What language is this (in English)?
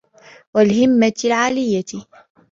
Arabic